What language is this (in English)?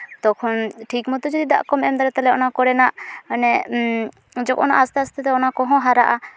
Santali